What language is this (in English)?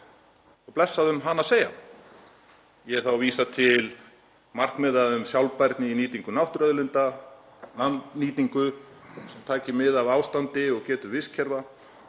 Icelandic